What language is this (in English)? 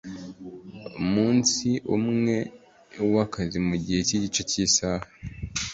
Kinyarwanda